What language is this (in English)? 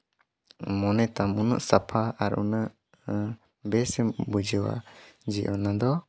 Santali